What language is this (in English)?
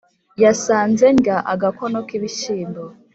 Kinyarwanda